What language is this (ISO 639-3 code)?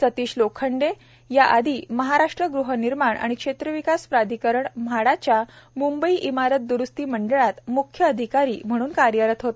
mar